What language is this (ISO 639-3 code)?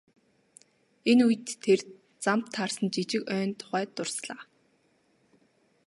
mon